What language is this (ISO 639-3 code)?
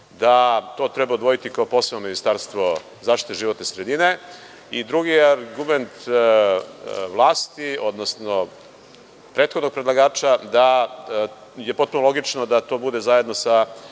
srp